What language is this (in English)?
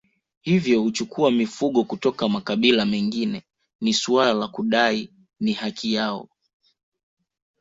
Swahili